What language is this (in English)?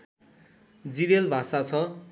Nepali